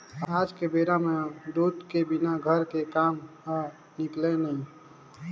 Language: Chhattisgarhi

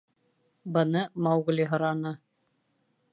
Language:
Bashkir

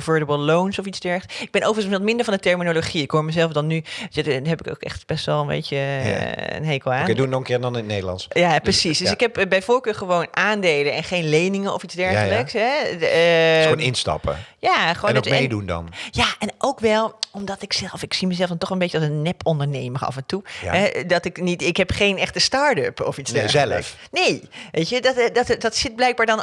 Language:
Dutch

